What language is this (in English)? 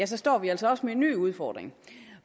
Danish